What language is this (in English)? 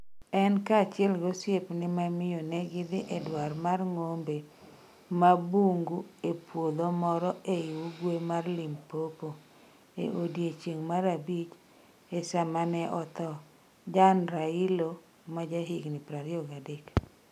Luo (Kenya and Tanzania)